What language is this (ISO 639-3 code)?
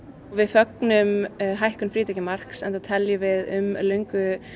isl